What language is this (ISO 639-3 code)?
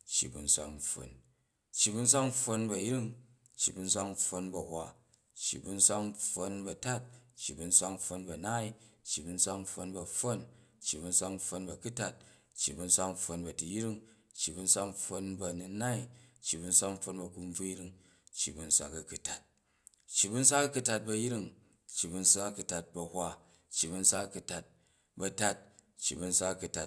kaj